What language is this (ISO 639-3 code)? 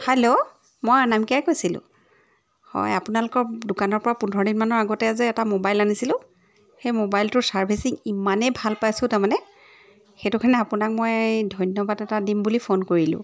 asm